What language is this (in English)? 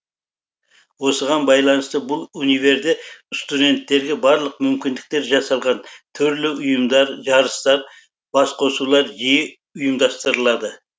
Kazakh